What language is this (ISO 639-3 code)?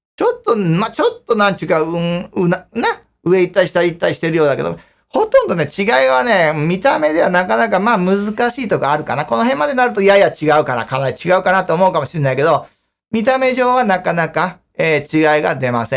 jpn